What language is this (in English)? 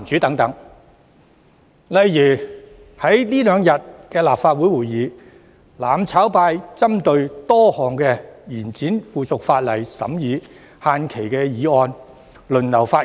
Cantonese